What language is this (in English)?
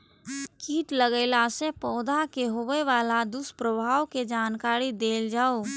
Maithili